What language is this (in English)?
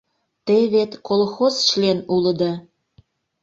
Mari